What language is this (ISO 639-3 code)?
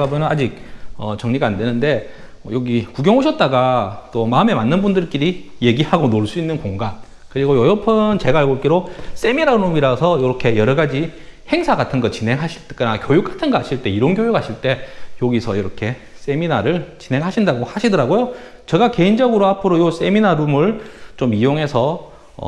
kor